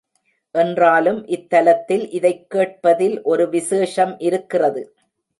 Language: Tamil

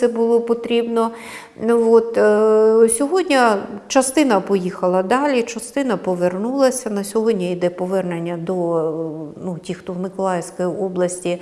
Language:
Ukrainian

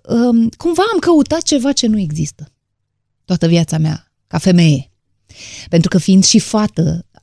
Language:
Romanian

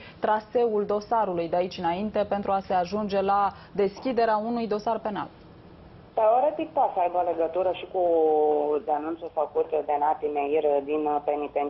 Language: Romanian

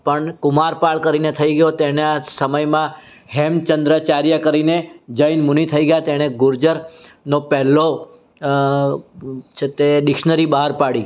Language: Gujarati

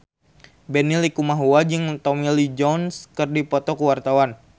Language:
Sundanese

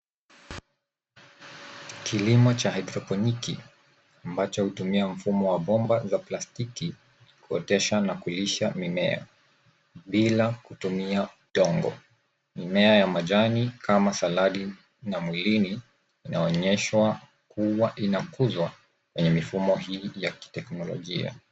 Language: Swahili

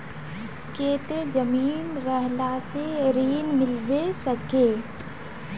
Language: Magahi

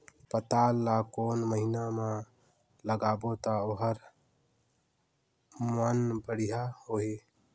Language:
Chhattisgarhi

